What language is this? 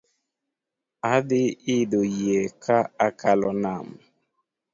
Luo (Kenya and Tanzania)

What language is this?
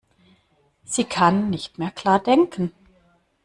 German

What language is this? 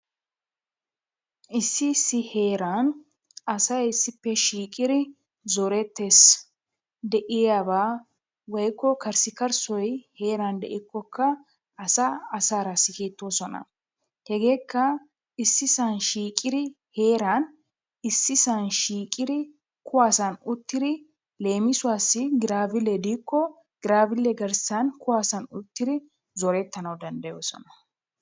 Wolaytta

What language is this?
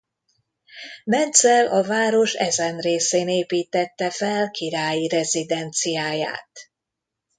Hungarian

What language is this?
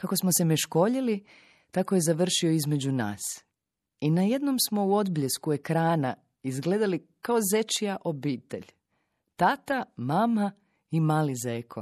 Croatian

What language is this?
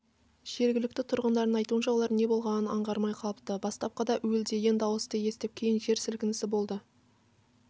Kazakh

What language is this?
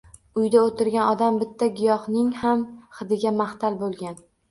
Uzbek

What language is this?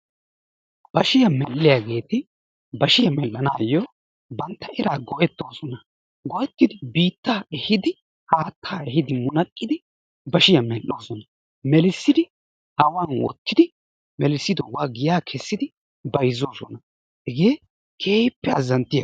Wolaytta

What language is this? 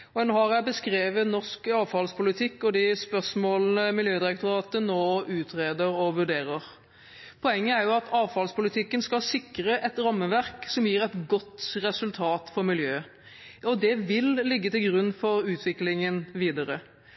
Norwegian Bokmål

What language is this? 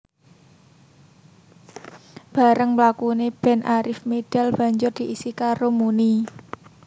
Javanese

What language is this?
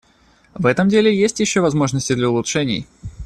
Russian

